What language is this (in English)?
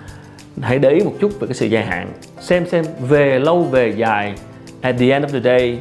Vietnamese